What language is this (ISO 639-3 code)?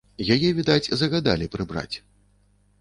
bel